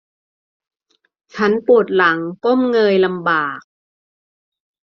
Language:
Thai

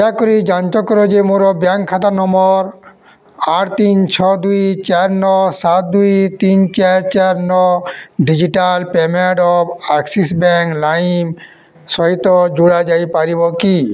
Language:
Odia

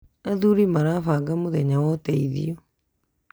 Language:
Kikuyu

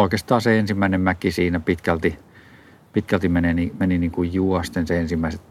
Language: Finnish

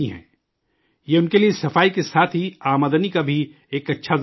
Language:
Urdu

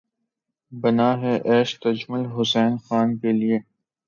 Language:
Urdu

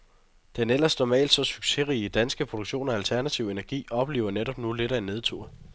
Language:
Danish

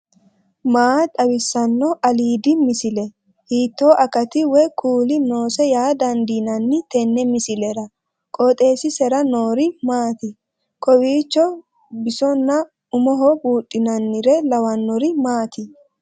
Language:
Sidamo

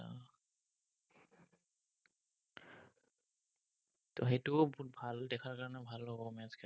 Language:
Assamese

